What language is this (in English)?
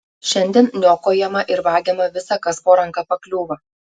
Lithuanian